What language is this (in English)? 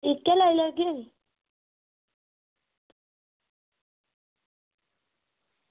Dogri